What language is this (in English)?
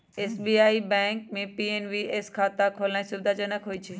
Magahi